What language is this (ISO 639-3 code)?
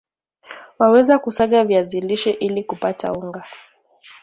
swa